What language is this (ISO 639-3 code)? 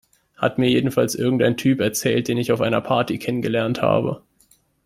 deu